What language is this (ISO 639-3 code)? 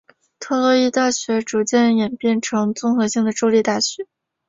zho